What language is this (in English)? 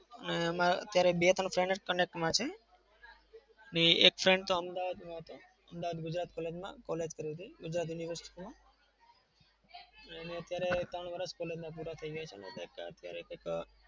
Gujarati